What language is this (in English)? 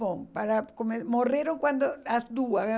Portuguese